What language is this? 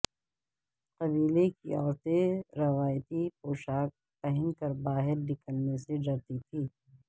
Urdu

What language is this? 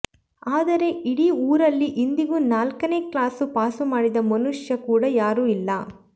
Kannada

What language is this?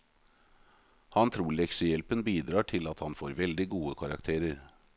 Norwegian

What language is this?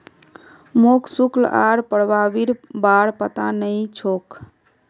Magahi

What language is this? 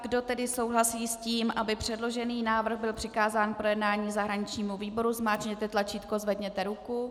Czech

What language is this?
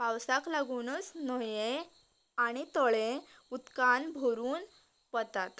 Konkani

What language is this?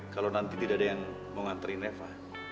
Indonesian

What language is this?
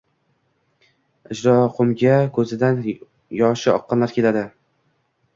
Uzbek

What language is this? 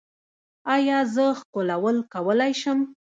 Pashto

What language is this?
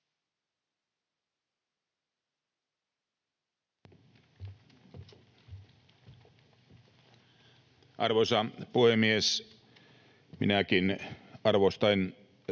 Finnish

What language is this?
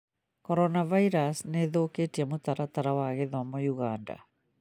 Kikuyu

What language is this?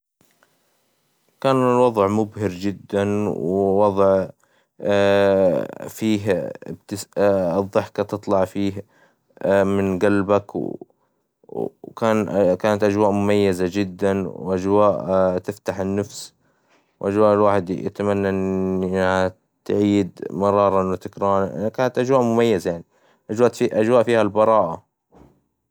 Hijazi Arabic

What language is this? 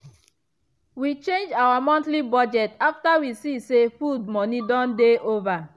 Nigerian Pidgin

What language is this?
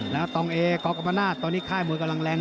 Thai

